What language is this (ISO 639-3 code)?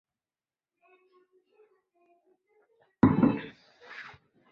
zho